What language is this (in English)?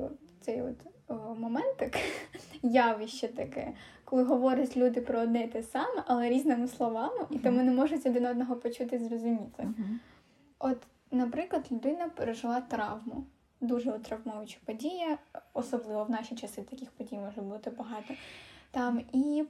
Ukrainian